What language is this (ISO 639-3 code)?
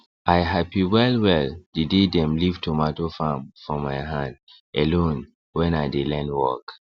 pcm